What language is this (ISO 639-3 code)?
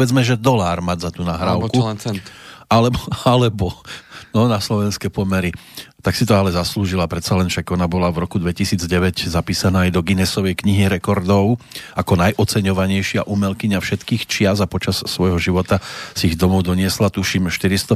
slk